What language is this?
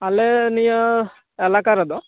Santali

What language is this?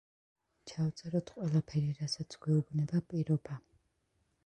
Georgian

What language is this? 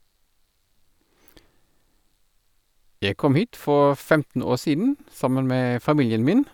Norwegian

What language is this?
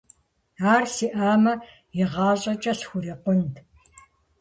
Kabardian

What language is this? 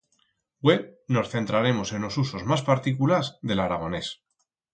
Aragonese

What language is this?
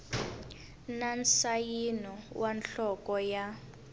Tsonga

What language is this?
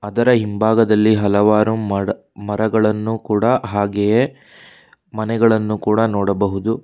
Kannada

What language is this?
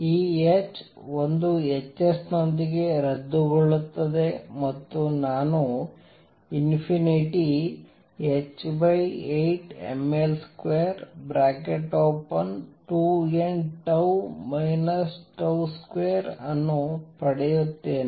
Kannada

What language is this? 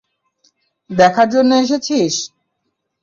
Bangla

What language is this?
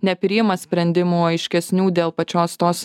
Lithuanian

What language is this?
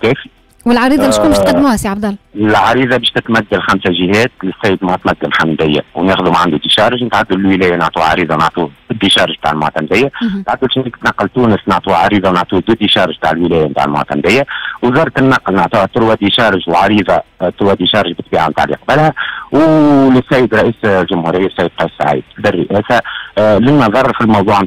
Arabic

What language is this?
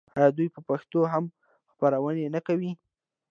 Pashto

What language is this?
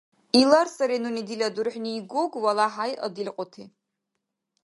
Dargwa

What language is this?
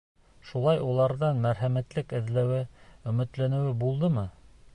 Bashkir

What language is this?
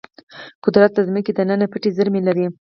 Pashto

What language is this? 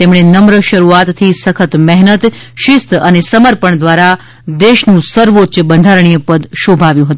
Gujarati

